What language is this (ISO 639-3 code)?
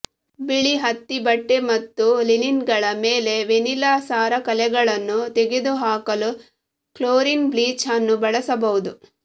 kan